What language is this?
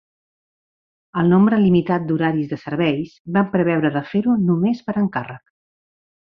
Catalan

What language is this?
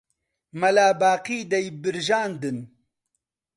Central Kurdish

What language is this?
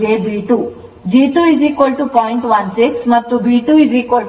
Kannada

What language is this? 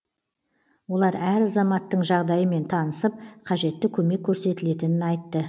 Kazakh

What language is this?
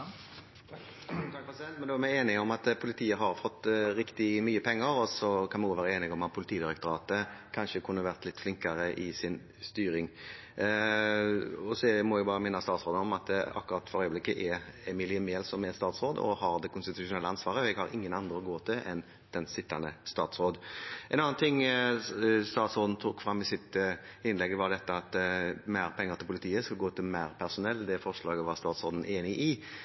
Norwegian Bokmål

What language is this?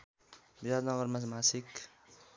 Nepali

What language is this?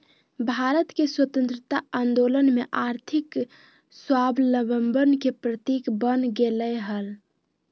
Magahi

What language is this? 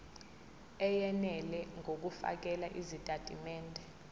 Zulu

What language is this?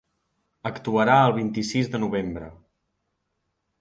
Catalan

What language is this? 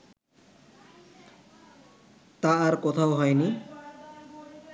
Bangla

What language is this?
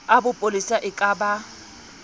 Southern Sotho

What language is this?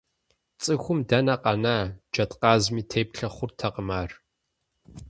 Kabardian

